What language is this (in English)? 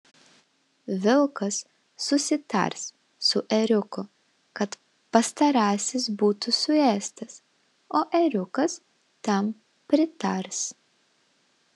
Lithuanian